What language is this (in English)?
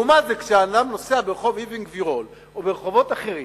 Hebrew